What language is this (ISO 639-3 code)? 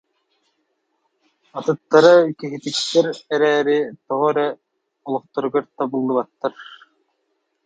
sah